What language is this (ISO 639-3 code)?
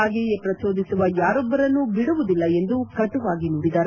kan